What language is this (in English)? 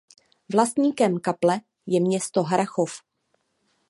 Czech